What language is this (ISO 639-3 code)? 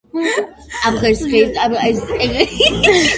kat